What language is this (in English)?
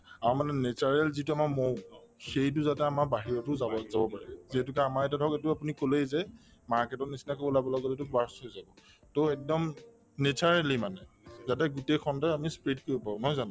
Assamese